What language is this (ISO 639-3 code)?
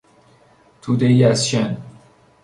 fas